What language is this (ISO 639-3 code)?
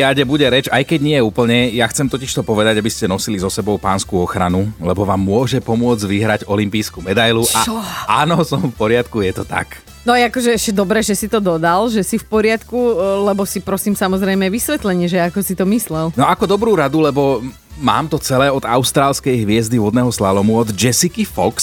slk